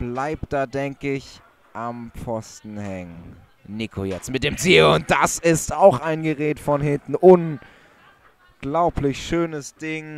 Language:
German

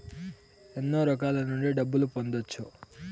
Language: Telugu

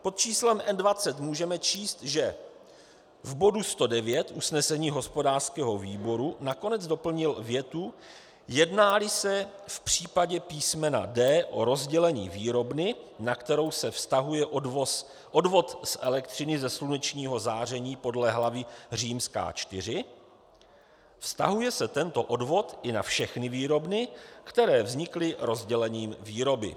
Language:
Czech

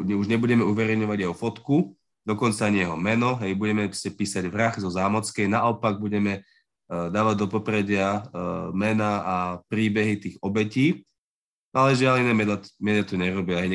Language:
Slovak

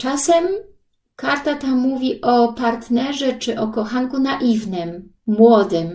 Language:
Polish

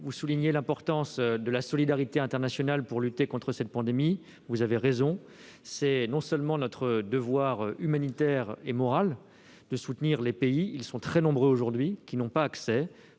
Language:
French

